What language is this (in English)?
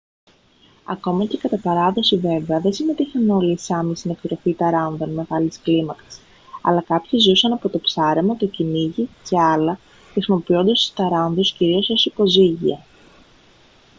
Greek